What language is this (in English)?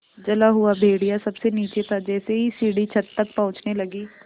Hindi